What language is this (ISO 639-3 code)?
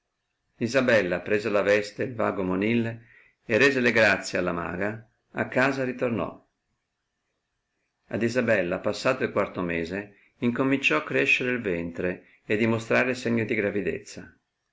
ita